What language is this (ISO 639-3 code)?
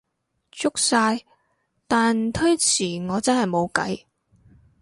yue